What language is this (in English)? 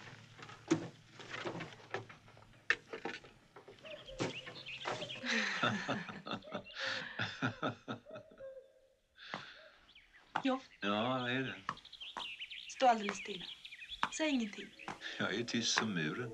Swedish